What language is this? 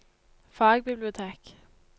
Norwegian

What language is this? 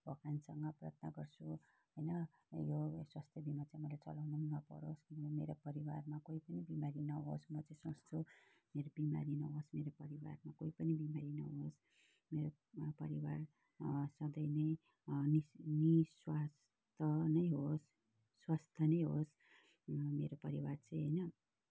Nepali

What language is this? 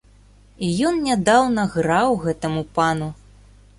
Belarusian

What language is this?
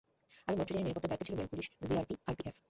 Bangla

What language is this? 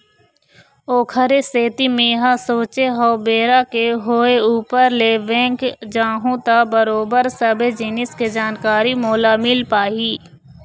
Chhattisgarhi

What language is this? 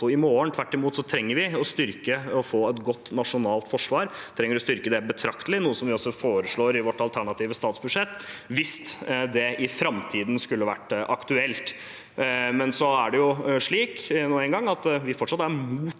Norwegian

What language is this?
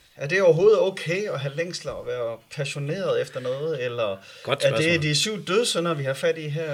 Danish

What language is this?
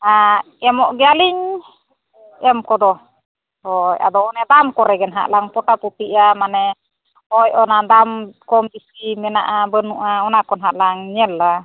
Santali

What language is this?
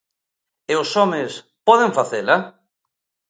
Galician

